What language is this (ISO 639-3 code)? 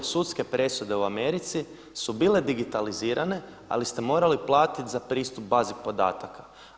hrv